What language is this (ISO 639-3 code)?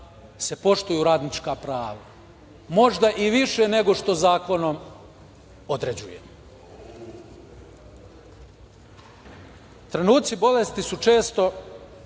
srp